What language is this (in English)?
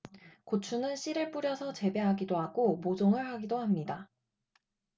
Korean